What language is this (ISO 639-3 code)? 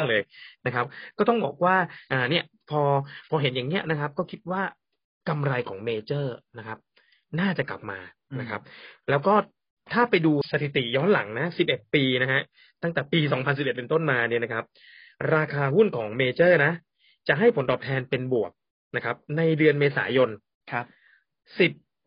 tha